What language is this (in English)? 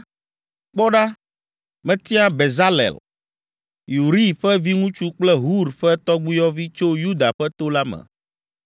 Ewe